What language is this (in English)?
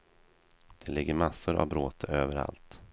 Swedish